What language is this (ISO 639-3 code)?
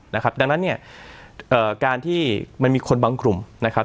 tha